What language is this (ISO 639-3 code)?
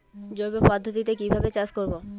ben